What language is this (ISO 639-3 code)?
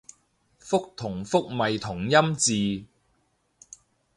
yue